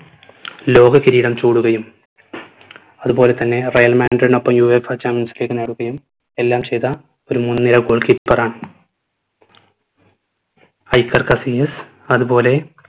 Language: Malayalam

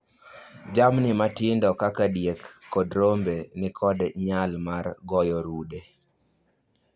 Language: Luo (Kenya and Tanzania)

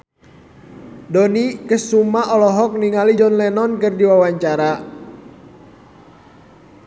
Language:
Sundanese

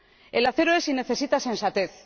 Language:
Spanish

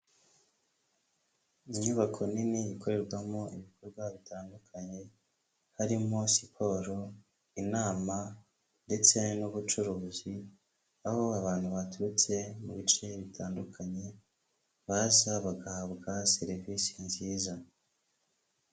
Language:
Kinyarwanda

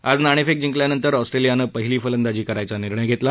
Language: Marathi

